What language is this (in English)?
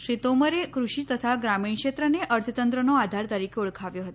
Gujarati